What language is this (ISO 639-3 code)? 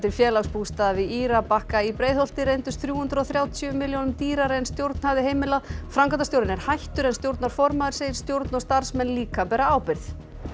isl